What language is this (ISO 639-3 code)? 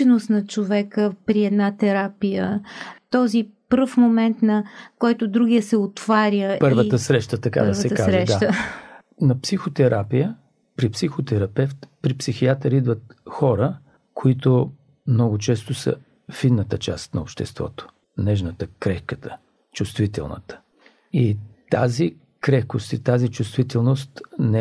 bul